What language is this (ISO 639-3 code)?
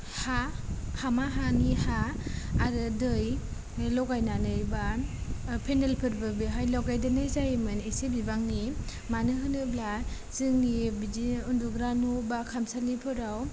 brx